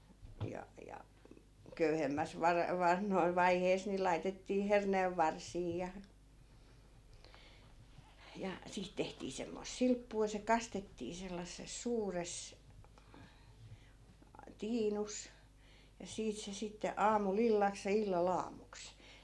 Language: Finnish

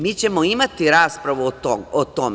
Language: Serbian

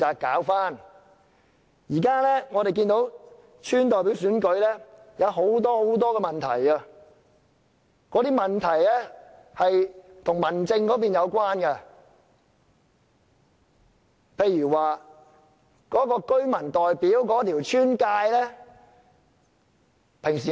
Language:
Cantonese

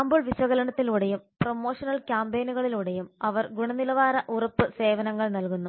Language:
Malayalam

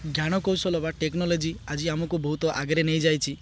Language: Odia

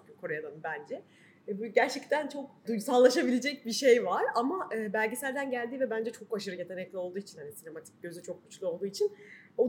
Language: Turkish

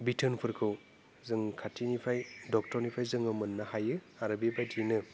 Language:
Bodo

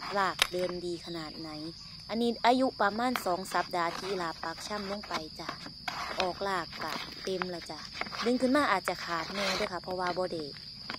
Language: Thai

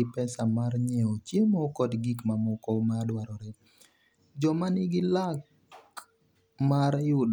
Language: Luo (Kenya and Tanzania)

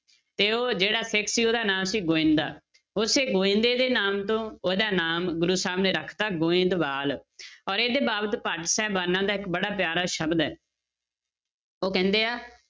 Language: Punjabi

